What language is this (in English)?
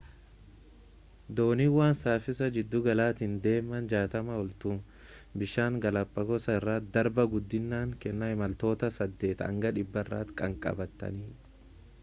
Oromo